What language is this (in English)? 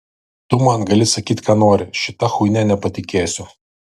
Lithuanian